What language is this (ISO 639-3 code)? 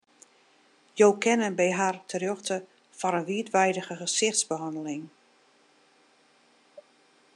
fry